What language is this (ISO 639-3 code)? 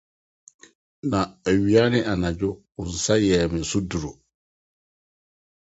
aka